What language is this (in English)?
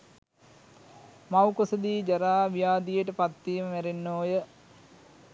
Sinhala